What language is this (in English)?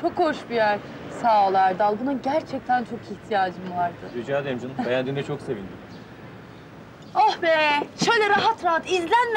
Turkish